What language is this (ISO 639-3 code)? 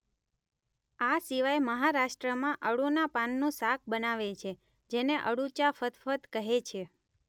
guj